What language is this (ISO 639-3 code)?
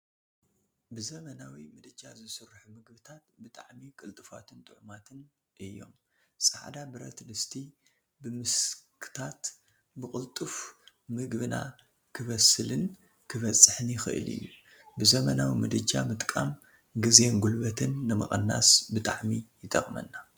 tir